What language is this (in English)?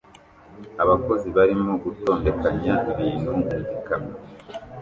Kinyarwanda